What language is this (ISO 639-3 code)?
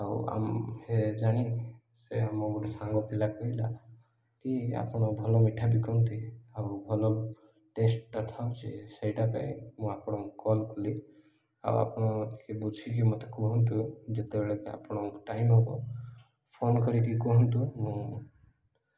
ori